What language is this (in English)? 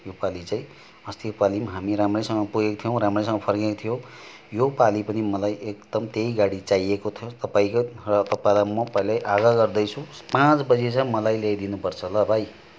Nepali